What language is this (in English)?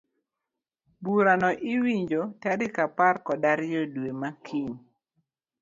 Luo (Kenya and Tanzania)